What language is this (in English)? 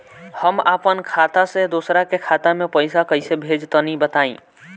Bhojpuri